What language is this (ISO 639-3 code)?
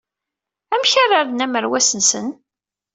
kab